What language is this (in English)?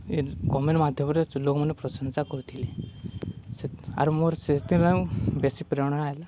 Odia